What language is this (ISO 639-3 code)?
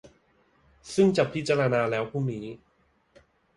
tha